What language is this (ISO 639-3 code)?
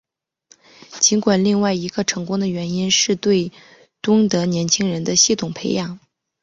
zho